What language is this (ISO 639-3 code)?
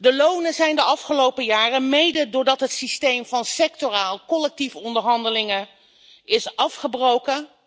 nld